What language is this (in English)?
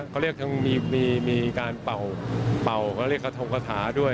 Thai